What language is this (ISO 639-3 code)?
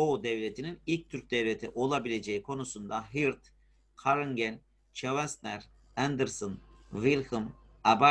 tur